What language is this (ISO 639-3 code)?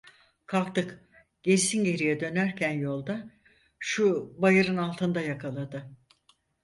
tur